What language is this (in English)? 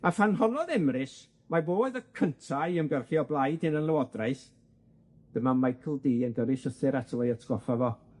Welsh